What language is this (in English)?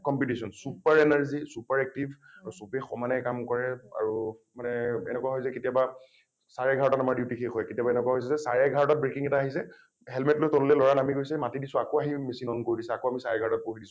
Assamese